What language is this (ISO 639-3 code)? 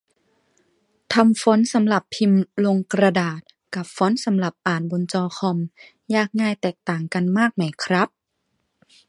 tha